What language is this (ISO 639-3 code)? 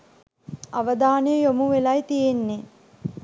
sin